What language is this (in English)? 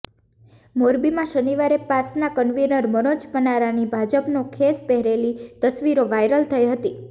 Gujarati